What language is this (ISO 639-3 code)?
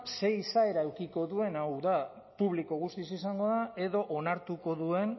eus